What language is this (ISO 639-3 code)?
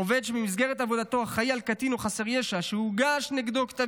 heb